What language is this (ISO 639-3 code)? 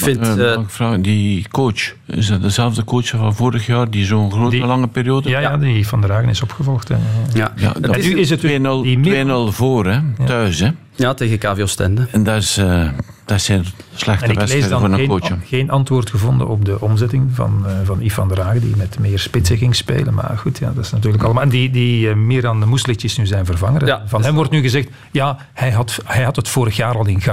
nld